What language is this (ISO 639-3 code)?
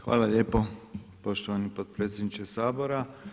hrv